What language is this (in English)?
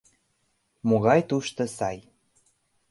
Mari